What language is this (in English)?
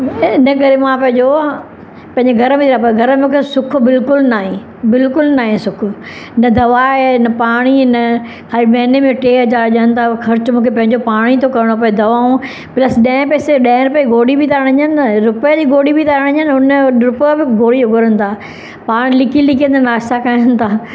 Sindhi